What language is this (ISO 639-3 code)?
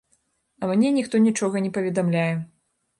bel